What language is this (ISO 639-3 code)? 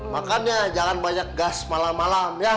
ind